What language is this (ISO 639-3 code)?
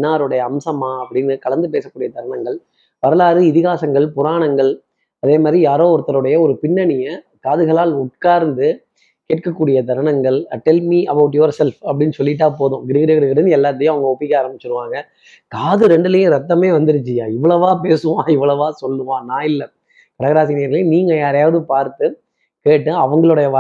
tam